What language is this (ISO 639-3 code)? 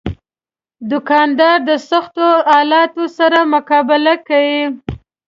pus